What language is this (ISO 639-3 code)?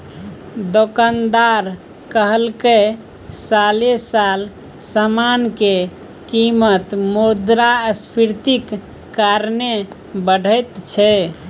mai